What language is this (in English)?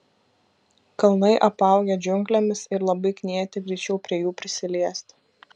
Lithuanian